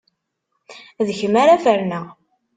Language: Kabyle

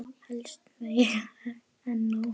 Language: Icelandic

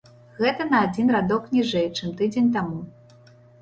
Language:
Belarusian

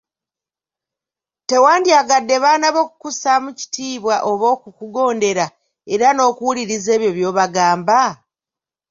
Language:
Ganda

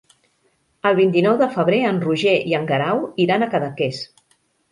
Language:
Catalan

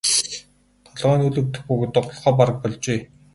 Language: Mongolian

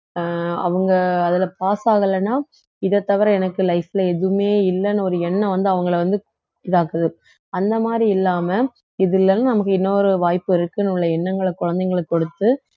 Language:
Tamil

